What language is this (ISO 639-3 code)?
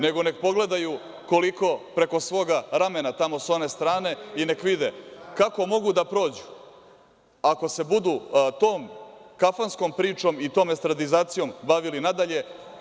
srp